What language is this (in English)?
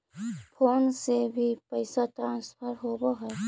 Magahi